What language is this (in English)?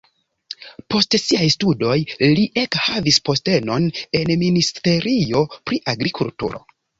Esperanto